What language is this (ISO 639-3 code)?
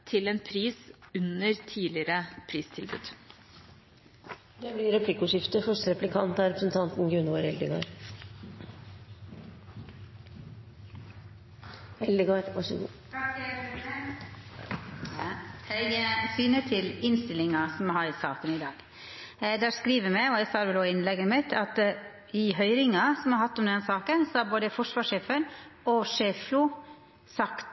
nor